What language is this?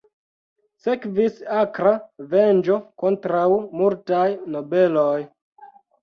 Esperanto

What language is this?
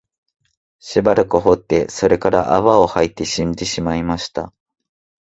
Japanese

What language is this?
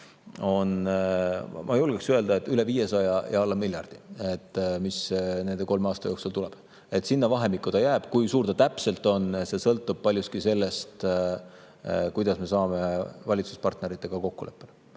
Estonian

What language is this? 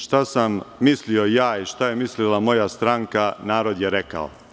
Serbian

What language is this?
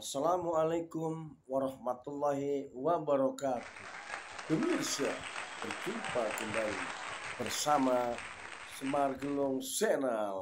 Indonesian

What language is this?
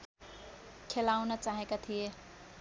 Nepali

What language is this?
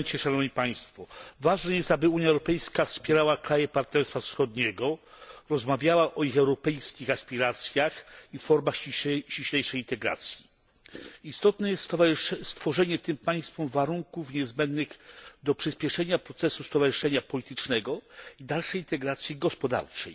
Polish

